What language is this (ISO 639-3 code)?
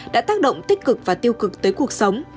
vie